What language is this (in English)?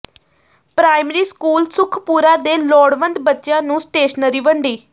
Punjabi